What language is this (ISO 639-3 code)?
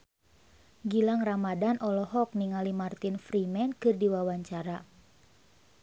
sun